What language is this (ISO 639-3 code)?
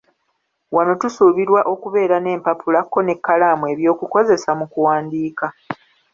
lug